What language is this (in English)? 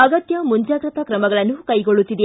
Kannada